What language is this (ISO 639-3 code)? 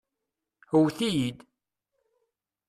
kab